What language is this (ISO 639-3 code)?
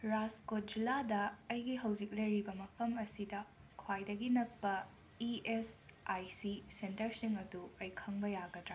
mni